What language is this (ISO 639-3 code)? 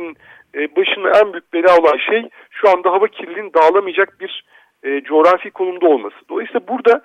tur